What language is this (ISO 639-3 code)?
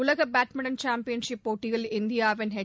tam